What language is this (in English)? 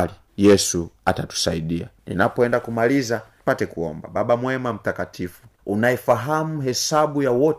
Swahili